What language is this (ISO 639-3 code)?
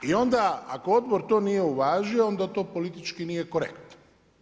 hrv